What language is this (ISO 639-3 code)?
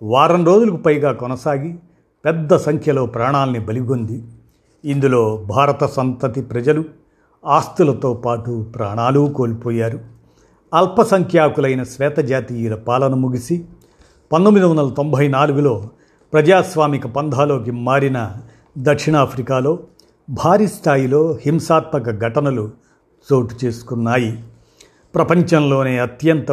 tel